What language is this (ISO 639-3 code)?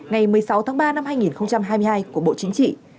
vie